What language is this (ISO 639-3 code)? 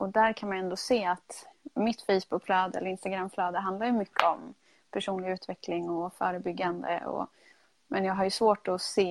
swe